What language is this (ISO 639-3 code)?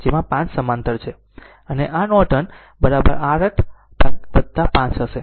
guj